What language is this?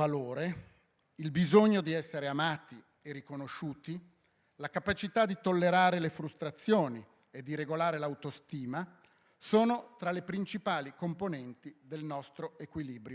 Italian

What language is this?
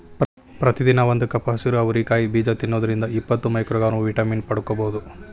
Kannada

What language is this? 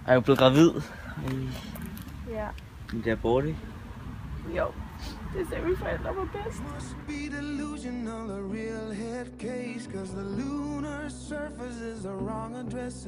Danish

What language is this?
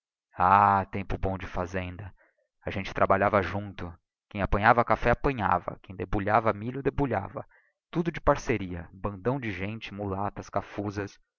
Portuguese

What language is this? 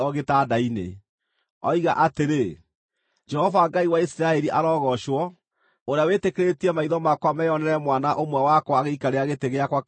Kikuyu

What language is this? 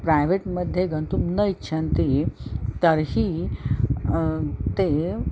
Sanskrit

